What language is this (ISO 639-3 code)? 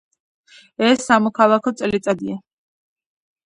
kat